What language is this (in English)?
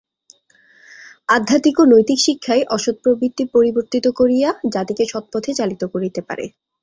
Bangla